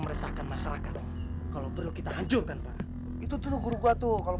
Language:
Indonesian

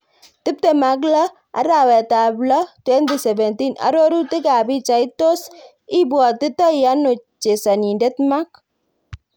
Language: Kalenjin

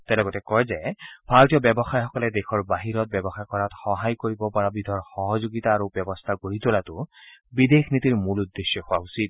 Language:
Assamese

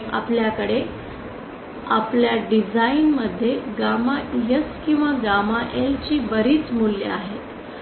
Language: Marathi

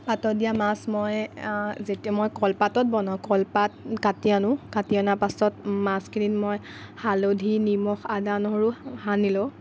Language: Assamese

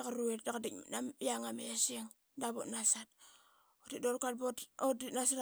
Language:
Qaqet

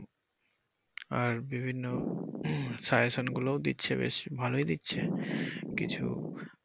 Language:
Bangla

